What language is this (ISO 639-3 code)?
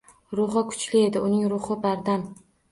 uzb